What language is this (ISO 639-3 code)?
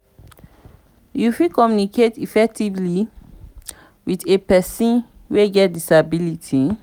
pcm